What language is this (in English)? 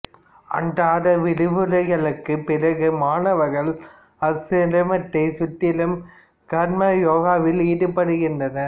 Tamil